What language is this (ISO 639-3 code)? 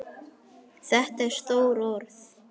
isl